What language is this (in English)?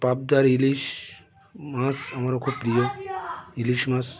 Bangla